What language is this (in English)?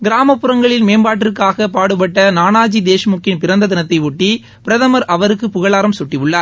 Tamil